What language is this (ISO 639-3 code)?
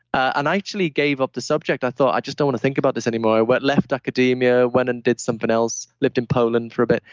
eng